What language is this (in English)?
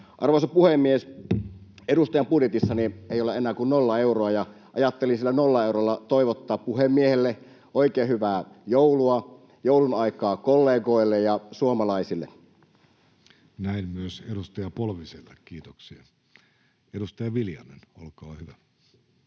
Finnish